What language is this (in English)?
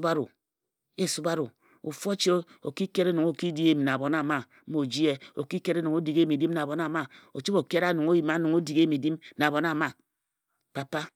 Ejagham